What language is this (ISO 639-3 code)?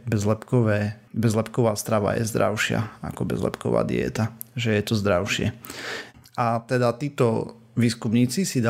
slk